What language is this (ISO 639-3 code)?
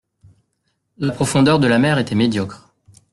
fra